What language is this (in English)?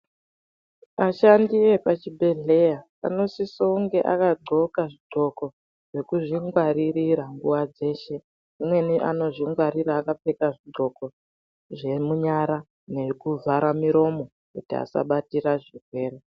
Ndau